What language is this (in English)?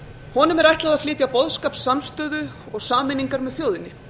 Icelandic